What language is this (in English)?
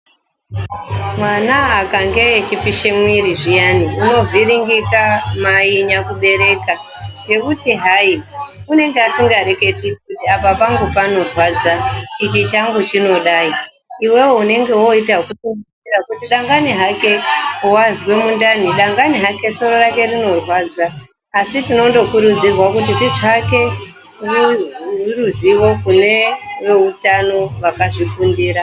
Ndau